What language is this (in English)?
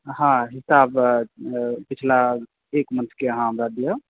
Maithili